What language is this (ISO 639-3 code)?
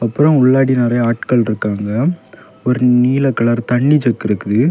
tam